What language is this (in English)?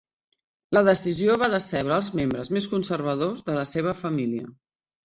Catalan